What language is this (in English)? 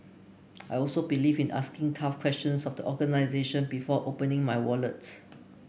English